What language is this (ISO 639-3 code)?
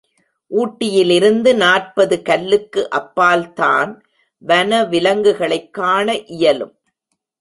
tam